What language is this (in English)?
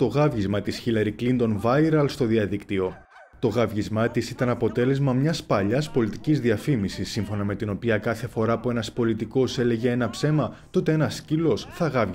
Greek